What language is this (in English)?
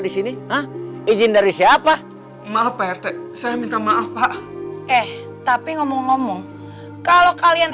Indonesian